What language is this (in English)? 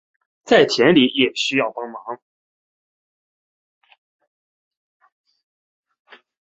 Chinese